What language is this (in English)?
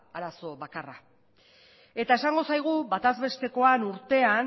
Basque